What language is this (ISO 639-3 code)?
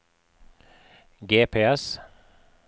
nor